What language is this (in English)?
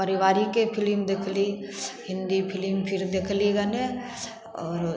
Maithili